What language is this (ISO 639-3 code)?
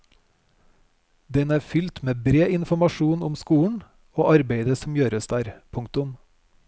nor